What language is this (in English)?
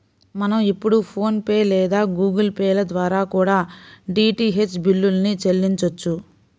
Telugu